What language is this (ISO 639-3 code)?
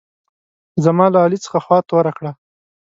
pus